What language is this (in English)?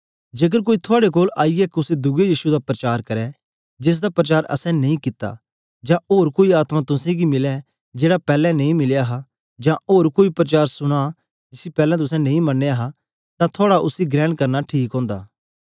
Dogri